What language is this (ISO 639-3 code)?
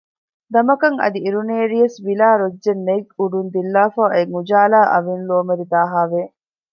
div